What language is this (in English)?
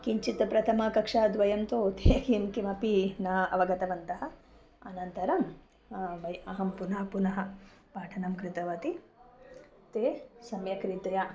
Sanskrit